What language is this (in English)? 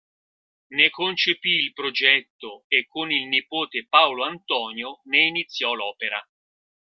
Italian